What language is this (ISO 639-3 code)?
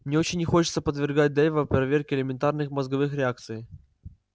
rus